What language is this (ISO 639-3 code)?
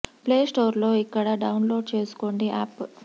tel